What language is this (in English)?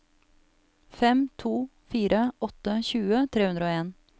Norwegian